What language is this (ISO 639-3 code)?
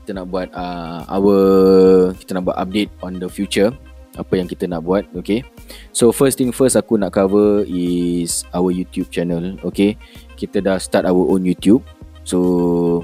msa